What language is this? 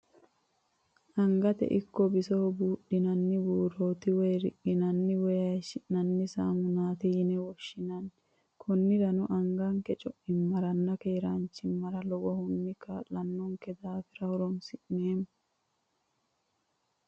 Sidamo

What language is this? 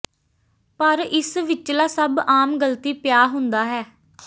Punjabi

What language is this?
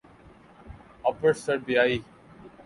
Urdu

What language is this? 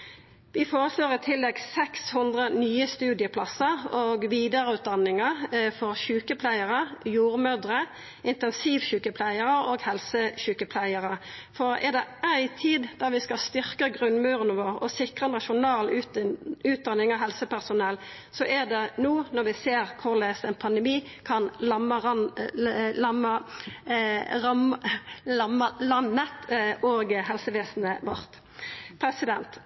Norwegian Nynorsk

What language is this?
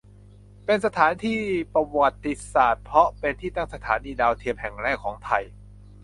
Thai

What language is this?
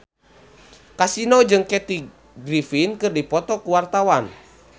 Sundanese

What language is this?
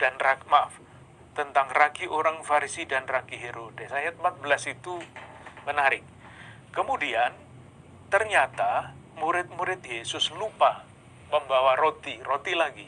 Indonesian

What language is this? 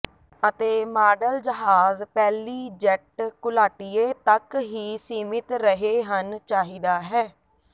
Punjabi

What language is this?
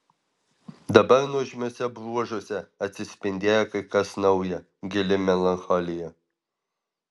Lithuanian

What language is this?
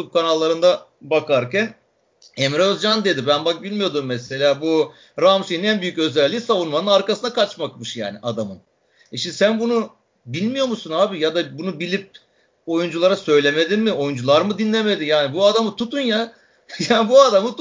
Turkish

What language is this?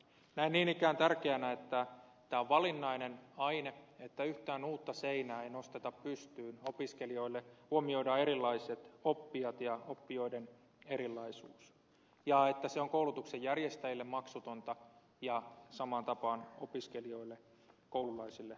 Finnish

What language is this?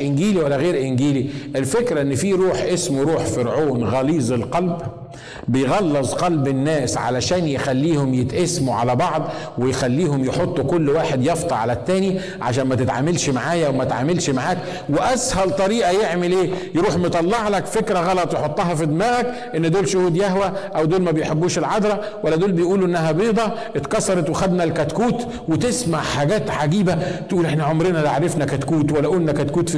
Arabic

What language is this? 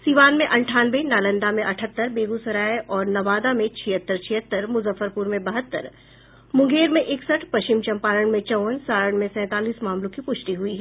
Hindi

